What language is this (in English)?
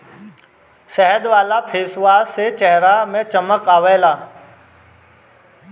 Bhojpuri